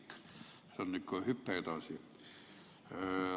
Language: Estonian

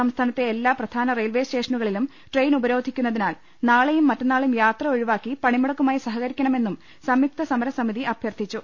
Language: Malayalam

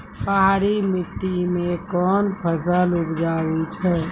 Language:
Maithili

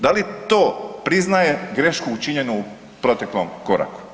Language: Croatian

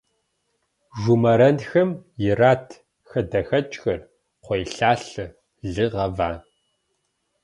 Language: Kabardian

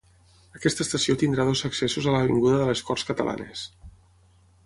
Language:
Catalan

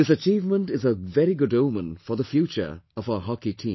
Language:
English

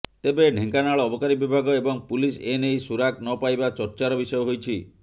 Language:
Odia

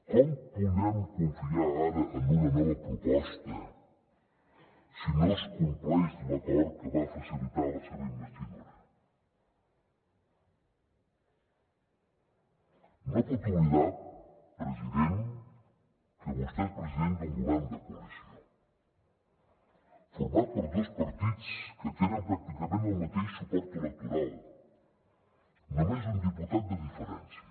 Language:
Catalan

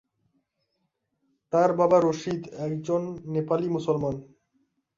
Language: Bangla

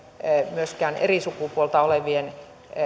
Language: Finnish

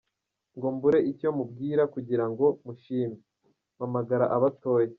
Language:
Kinyarwanda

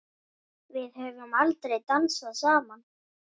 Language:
Icelandic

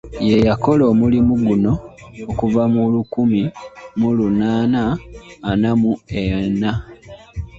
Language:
Ganda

